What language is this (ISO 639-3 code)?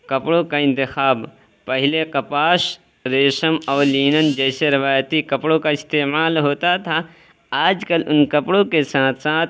urd